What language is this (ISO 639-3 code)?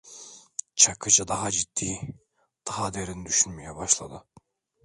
tur